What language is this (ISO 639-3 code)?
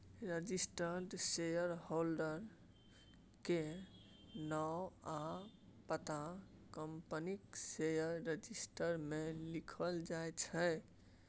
mai